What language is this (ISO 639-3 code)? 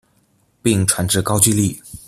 zho